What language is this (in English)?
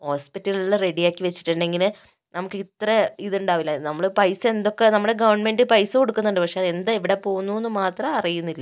Malayalam